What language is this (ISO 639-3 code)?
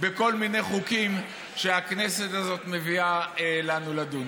heb